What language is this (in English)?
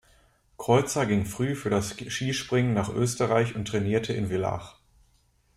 German